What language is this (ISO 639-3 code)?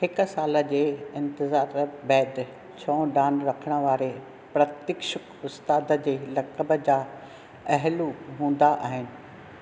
snd